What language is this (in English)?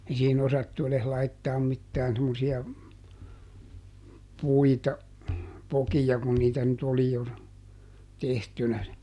Finnish